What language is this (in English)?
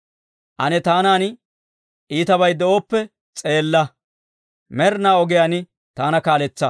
Dawro